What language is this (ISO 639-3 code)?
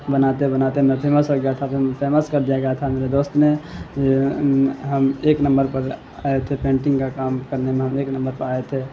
urd